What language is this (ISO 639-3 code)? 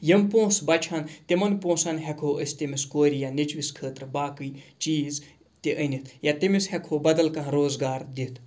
kas